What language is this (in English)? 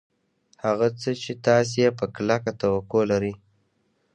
Pashto